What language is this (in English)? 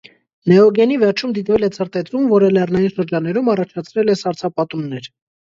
Armenian